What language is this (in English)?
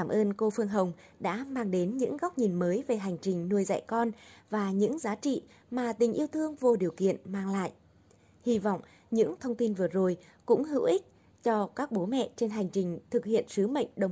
Vietnamese